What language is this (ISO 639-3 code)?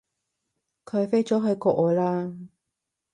yue